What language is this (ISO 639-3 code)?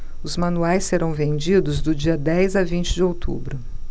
por